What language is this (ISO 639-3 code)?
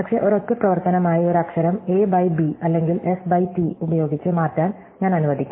mal